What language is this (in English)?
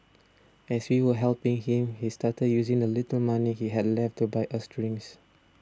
English